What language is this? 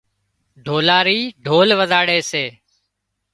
Wadiyara Koli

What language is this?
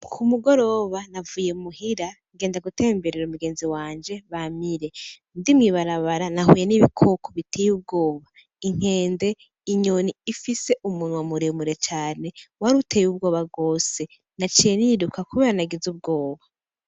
Rundi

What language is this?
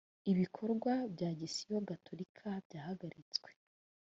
Kinyarwanda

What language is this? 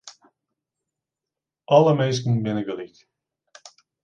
Western Frisian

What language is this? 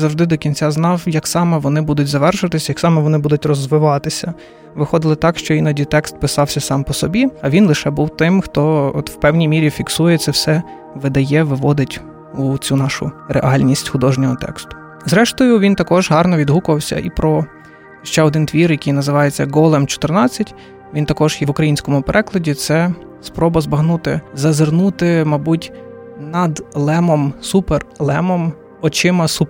Ukrainian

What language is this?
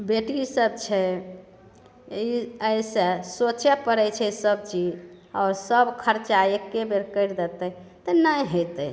Maithili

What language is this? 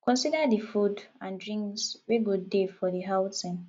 Nigerian Pidgin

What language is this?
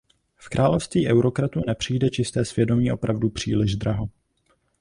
Czech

